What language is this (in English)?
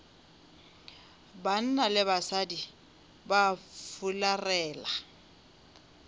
Northern Sotho